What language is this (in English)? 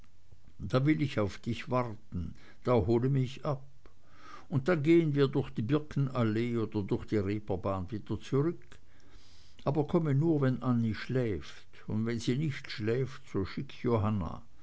German